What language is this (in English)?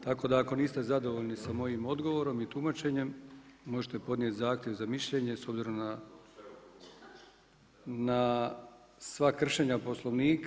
Croatian